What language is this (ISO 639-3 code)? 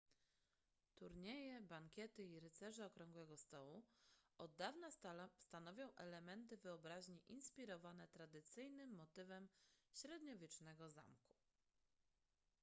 pol